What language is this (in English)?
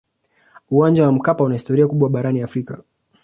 Swahili